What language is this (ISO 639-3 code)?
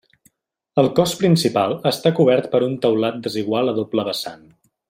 cat